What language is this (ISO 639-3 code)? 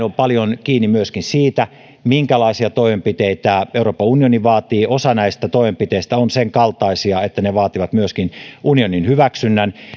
fin